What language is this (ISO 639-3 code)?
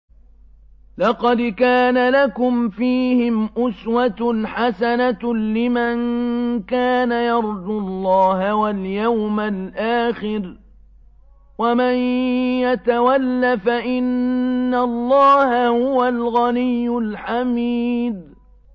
ara